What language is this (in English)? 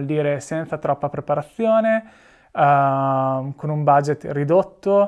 Italian